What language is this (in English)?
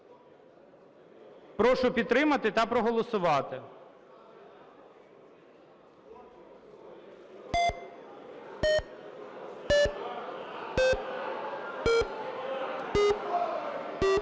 Ukrainian